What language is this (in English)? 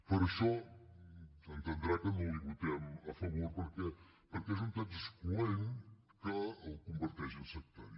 Catalan